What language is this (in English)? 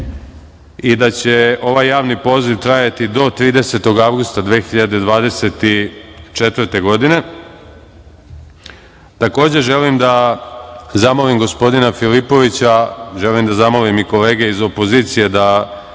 Serbian